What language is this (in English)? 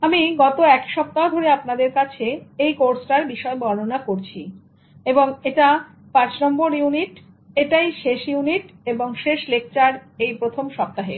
Bangla